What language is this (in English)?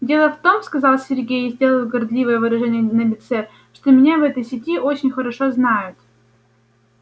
Russian